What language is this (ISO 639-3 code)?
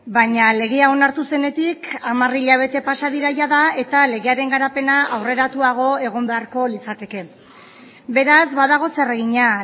eus